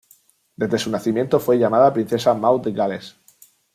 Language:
Spanish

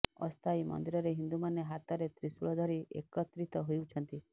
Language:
Odia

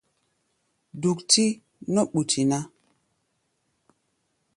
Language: Gbaya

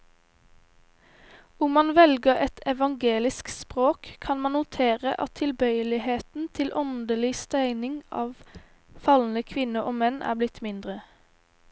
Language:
Norwegian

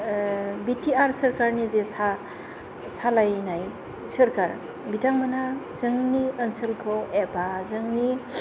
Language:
Bodo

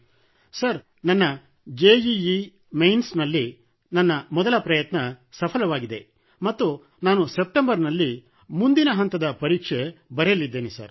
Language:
Kannada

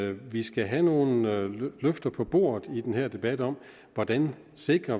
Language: Danish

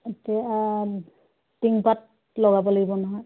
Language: Assamese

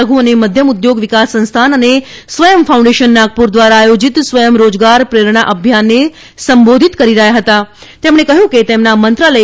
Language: Gujarati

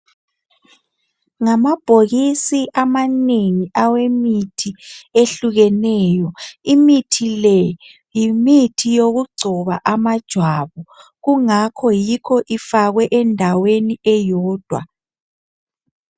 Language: North Ndebele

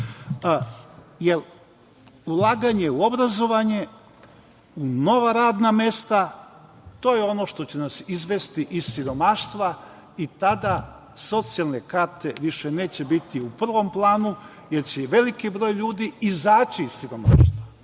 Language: Serbian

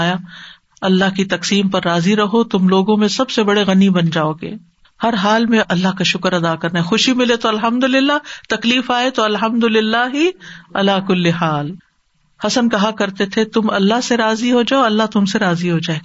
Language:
Urdu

